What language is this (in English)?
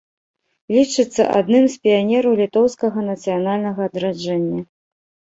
Belarusian